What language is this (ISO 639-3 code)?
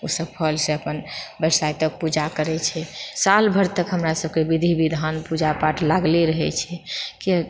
mai